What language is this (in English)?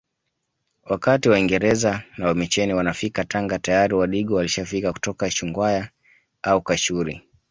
Swahili